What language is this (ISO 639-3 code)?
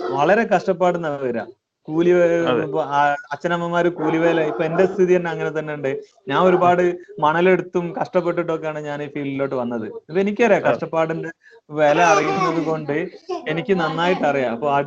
mal